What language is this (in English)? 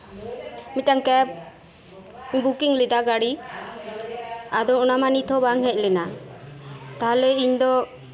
Santali